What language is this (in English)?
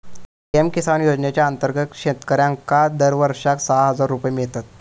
Marathi